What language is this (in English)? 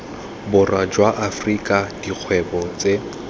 Tswana